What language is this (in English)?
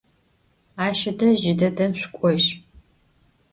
Adyghe